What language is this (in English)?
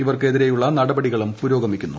Malayalam